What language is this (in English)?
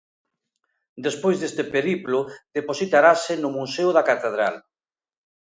Galician